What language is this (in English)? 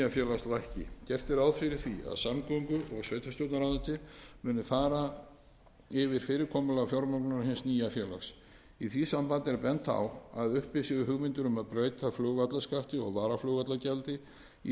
Icelandic